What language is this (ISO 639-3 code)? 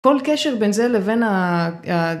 heb